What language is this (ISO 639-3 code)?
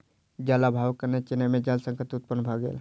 mai